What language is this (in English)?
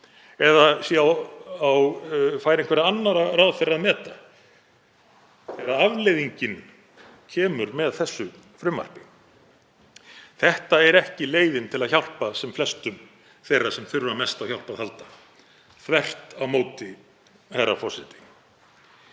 Icelandic